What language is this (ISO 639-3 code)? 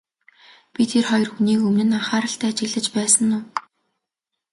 mon